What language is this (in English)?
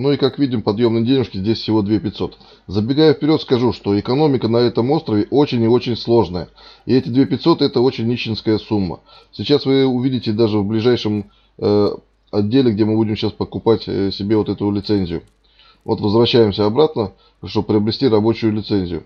Russian